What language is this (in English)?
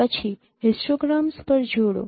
Gujarati